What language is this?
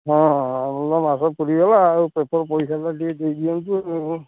Odia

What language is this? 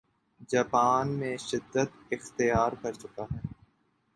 Urdu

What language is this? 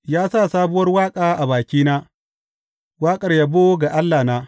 Hausa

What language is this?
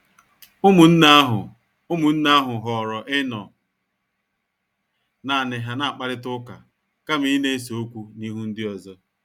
Igbo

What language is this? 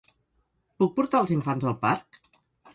Catalan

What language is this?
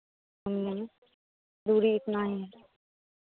Hindi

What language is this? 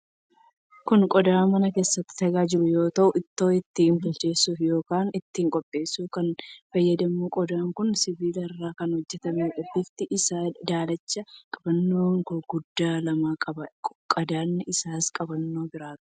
Oromo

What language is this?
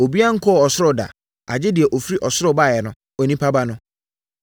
Akan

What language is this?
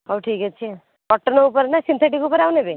Odia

